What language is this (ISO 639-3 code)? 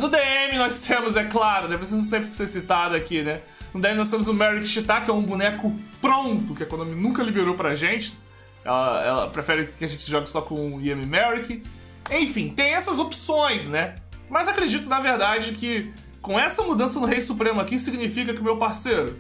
por